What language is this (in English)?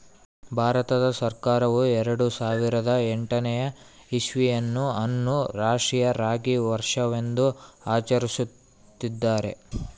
Kannada